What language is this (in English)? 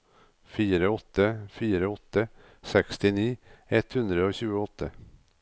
Norwegian